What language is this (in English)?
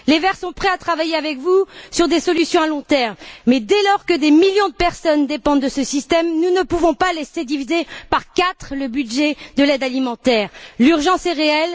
French